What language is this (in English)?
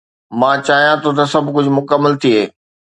Sindhi